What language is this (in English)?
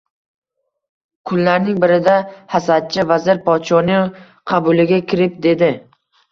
Uzbek